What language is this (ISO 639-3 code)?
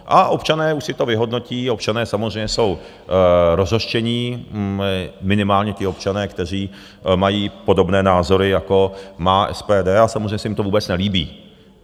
ces